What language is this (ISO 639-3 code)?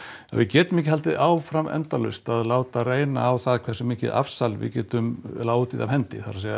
isl